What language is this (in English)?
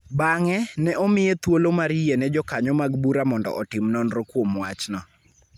Luo (Kenya and Tanzania)